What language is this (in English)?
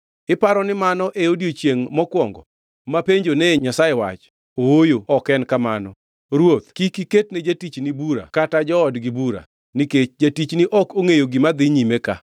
Luo (Kenya and Tanzania)